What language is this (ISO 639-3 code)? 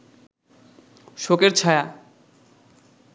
ben